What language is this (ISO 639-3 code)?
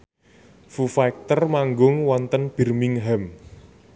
jav